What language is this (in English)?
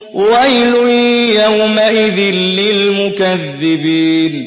Arabic